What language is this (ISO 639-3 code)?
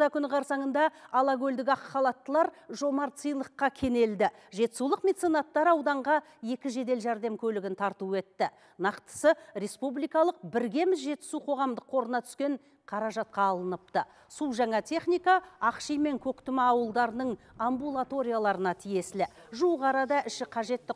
rus